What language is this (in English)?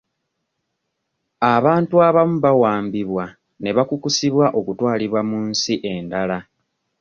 Ganda